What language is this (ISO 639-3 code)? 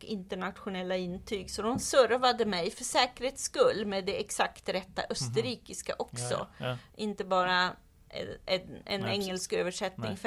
swe